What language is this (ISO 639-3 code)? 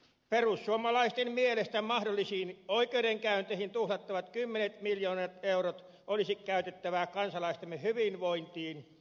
fin